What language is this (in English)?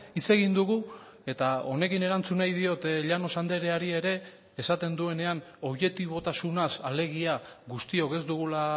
Basque